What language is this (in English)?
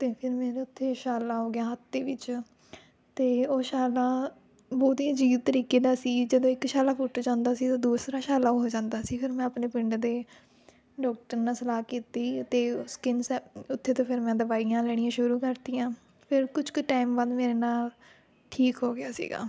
Punjabi